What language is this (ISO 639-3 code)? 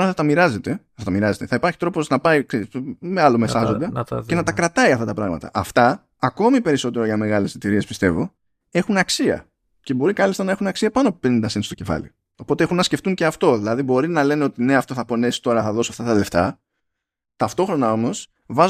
ell